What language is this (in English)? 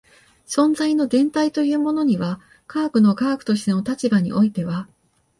Japanese